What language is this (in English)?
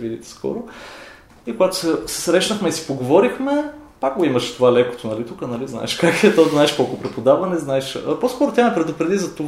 Bulgarian